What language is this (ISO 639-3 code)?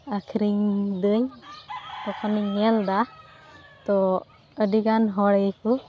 sat